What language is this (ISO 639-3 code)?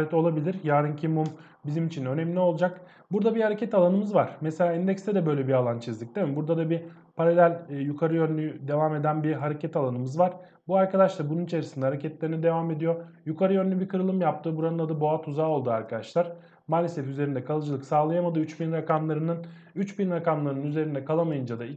tur